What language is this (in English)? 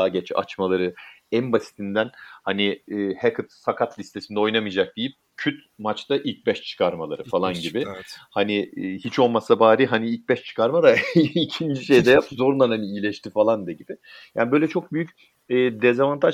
Turkish